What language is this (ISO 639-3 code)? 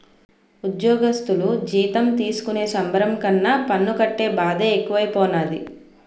tel